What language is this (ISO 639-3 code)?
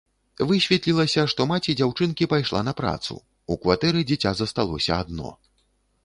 bel